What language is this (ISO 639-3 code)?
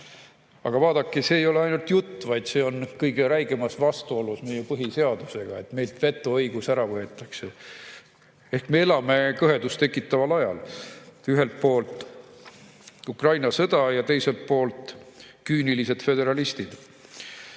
est